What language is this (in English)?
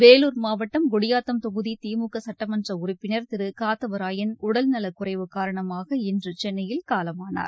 Tamil